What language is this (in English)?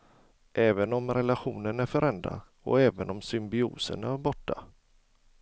Swedish